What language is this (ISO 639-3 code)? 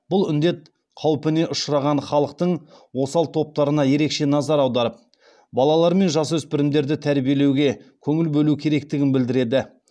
kaz